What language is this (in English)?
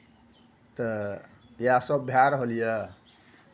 Maithili